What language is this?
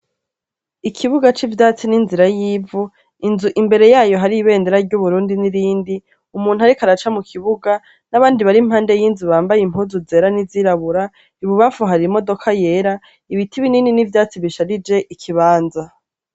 Rundi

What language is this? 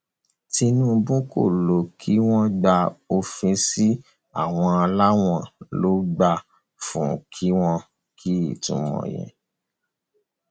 Yoruba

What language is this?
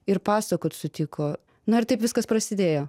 Lithuanian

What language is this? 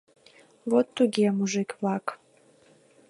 Mari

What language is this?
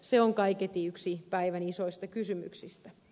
Finnish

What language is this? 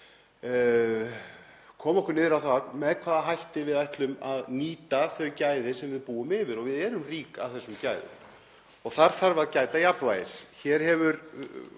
Icelandic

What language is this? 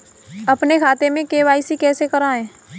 Hindi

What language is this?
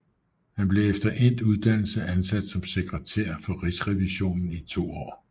Danish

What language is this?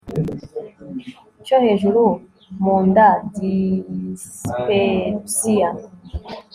Kinyarwanda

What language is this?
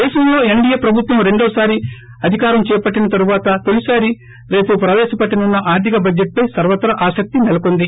Telugu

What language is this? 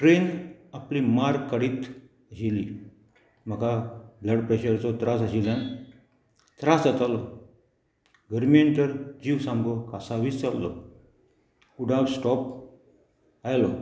Konkani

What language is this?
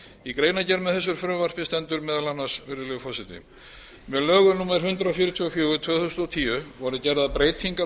Icelandic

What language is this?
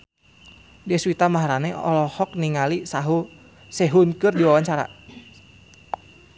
Sundanese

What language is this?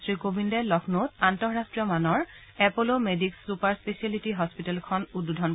Assamese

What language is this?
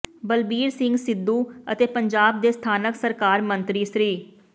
Punjabi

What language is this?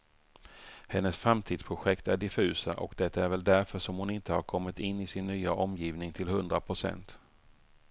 Swedish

